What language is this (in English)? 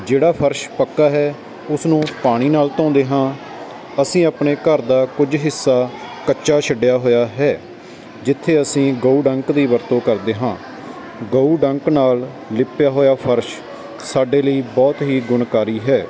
Punjabi